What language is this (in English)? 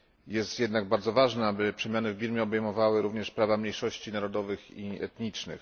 Polish